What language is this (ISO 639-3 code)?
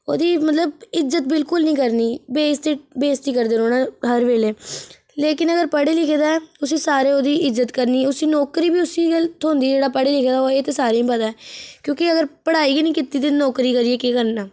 doi